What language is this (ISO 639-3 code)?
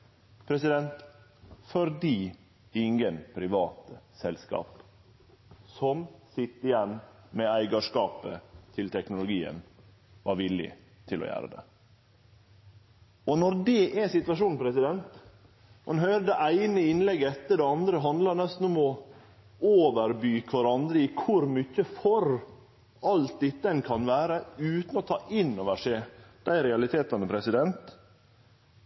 nno